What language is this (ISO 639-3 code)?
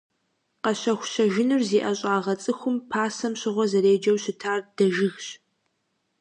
kbd